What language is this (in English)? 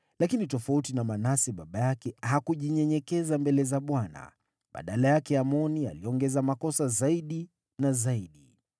Swahili